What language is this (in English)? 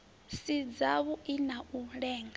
Venda